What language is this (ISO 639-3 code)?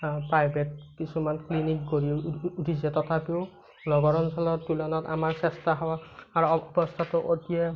asm